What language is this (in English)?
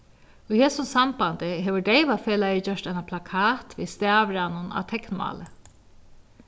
Faroese